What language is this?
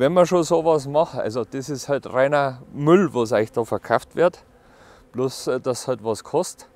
German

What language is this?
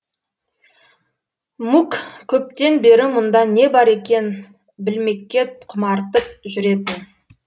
Kazakh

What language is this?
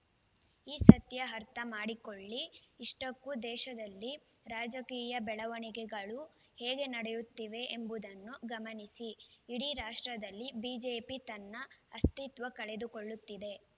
Kannada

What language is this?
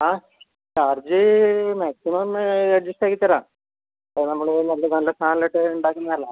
Malayalam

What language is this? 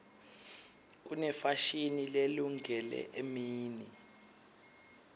Swati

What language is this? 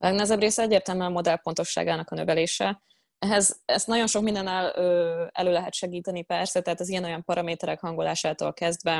Hungarian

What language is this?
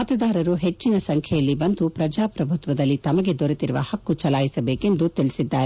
Kannada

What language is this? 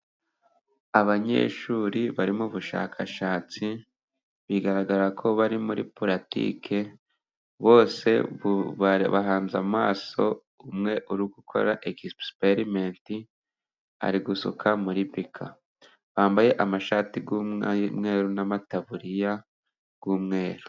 Kinyarwanda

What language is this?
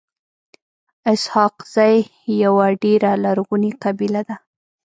Pashto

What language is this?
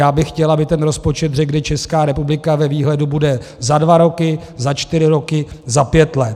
Czech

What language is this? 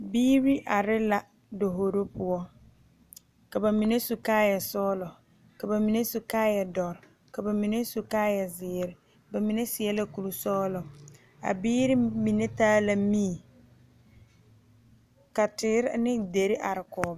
Southern Dagaare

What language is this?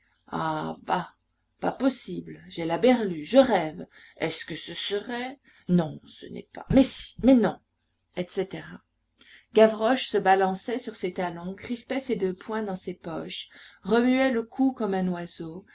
French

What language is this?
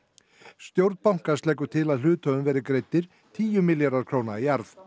Icelandic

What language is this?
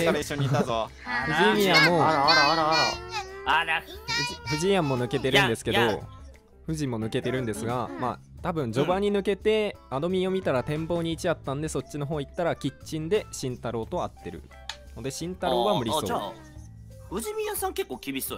Japanese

